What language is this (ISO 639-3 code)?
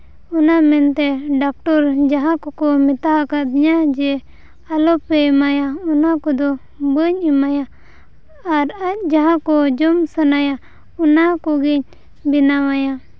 sat